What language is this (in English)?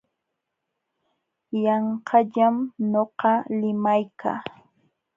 Jauja Wanca Quechua